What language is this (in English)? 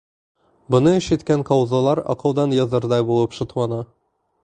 Bashkir